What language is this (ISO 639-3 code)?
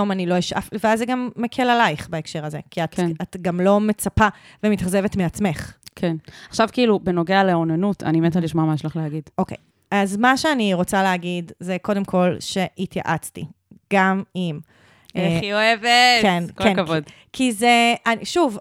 heb